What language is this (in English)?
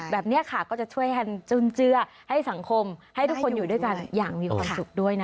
Thai